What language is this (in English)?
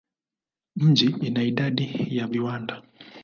Swahili